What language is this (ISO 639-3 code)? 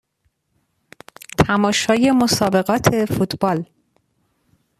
fas